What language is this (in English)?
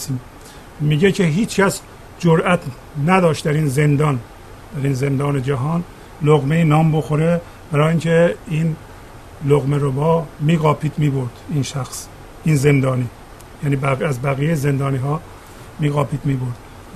Persian